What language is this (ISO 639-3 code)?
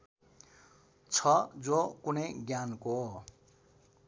nep